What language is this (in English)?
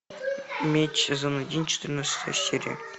Russian